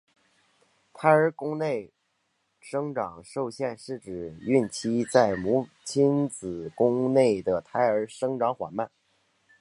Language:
Chinese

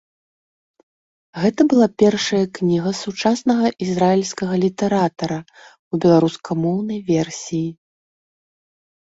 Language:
Belarusian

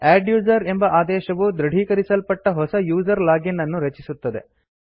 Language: Kannada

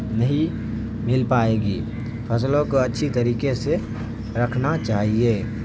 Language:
Urdu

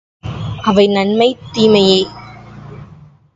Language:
Tamil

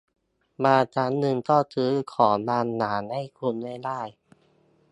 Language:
Thai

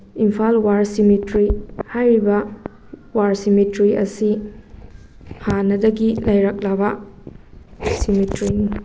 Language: Manipuri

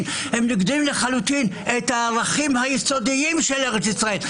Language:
Hebrew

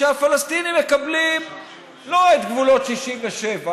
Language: Hebrew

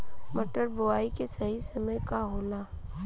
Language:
Bhojpuri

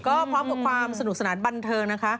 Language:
Thai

